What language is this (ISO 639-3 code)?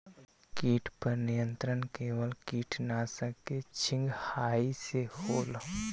mag